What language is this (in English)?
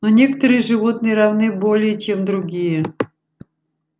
Russian